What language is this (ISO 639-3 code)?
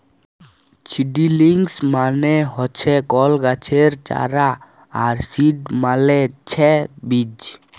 ben